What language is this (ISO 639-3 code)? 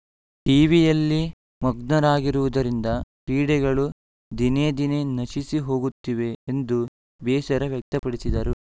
kan